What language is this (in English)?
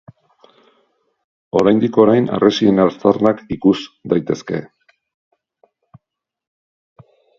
Basque